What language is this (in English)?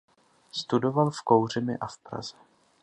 Czech